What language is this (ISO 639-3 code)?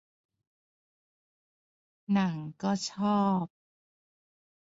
tha